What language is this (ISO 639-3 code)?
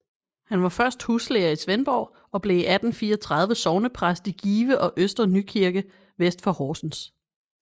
dan